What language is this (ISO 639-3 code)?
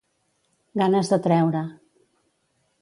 cat